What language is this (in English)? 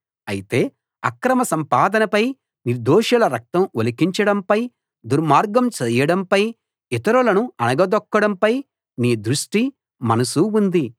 Telugu